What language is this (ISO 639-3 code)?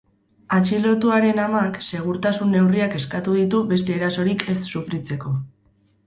eus